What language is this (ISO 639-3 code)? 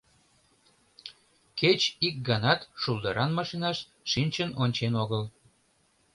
chm